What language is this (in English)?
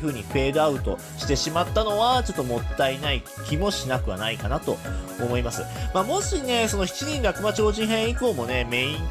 Japanese